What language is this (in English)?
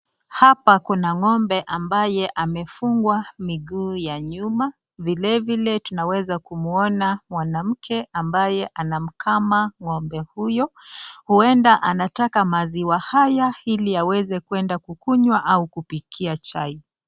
Swahili